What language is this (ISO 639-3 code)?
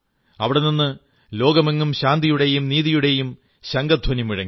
mal